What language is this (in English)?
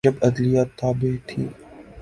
Urdu